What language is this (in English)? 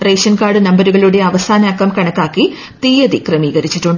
Malayalam